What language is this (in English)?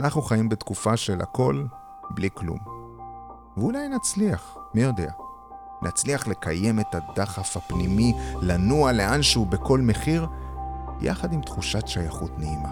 Hebrew